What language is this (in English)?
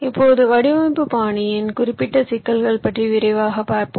Tamil